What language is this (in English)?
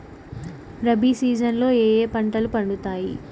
Telugu